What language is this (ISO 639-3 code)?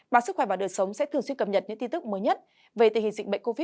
vie